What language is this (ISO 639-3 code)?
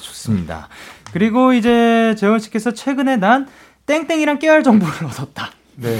kor